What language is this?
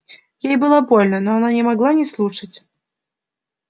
Russian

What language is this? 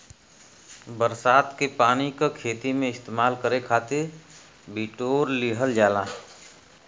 Bhojpuri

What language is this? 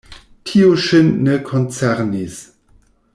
Esperanto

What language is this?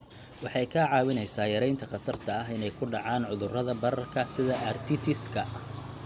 Somali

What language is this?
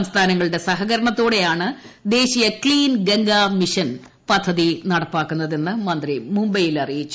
Malayalam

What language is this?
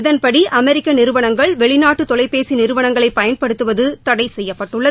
Tamil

